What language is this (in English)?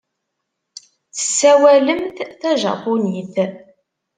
Kabyle